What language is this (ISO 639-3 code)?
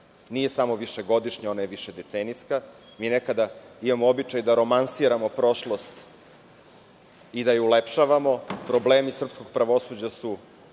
srp